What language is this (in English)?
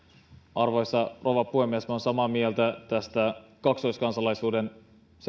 Finnish